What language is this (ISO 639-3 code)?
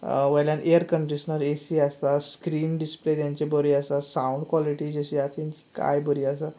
kok